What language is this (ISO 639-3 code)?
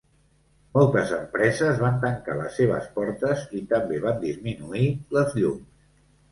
cat